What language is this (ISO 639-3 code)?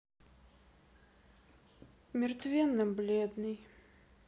rus